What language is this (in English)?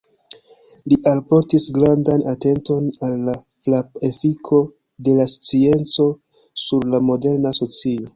Esperanto